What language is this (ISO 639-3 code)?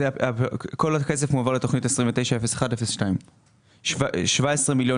heb